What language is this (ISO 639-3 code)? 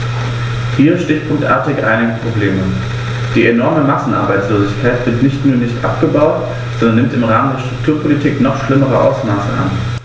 deu